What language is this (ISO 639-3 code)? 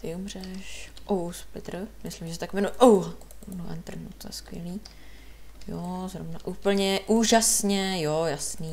ces